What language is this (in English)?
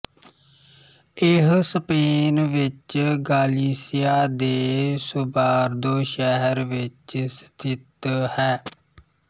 Punjabi